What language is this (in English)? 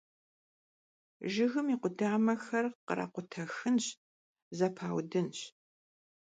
Kabardian